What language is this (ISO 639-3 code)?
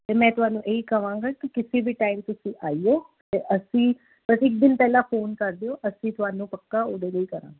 pan